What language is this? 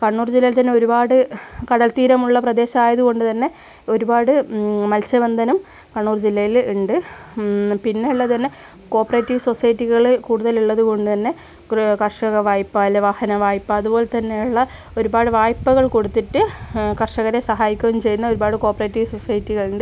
Malayalam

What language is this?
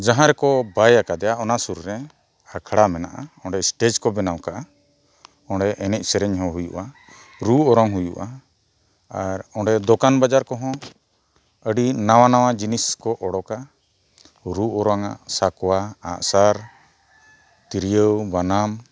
Santali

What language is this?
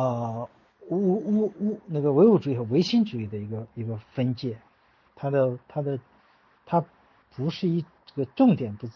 Chinese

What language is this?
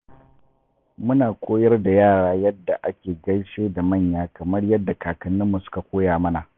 Hausa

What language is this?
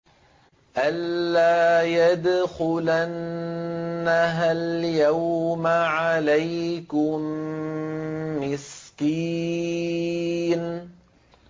Arabic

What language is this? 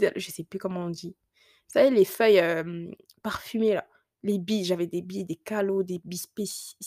French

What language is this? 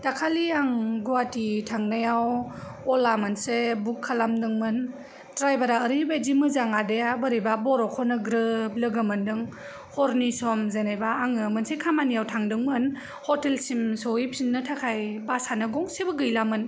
Bodo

